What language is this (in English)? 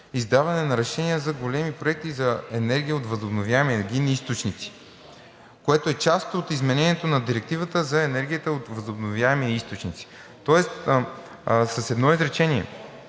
Bulgarian